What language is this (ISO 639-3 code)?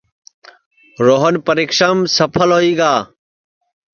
ssi